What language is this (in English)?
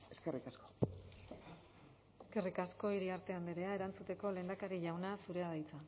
Basque